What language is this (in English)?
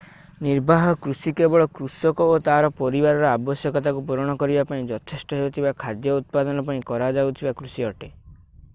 Odia